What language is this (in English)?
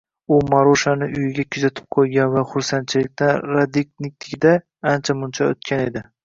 Uzbek